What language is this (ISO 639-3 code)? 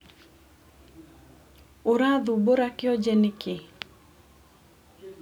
kik